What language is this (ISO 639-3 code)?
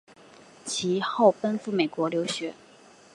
zho